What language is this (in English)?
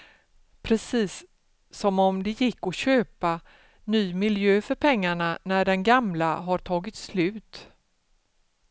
Swedish